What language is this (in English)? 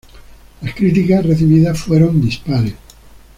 Spanish